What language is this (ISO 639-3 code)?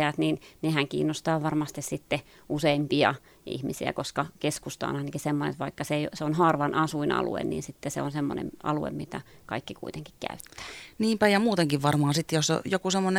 fin